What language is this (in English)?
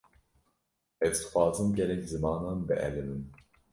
Kurdish